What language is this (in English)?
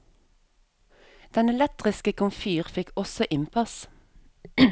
Norwegian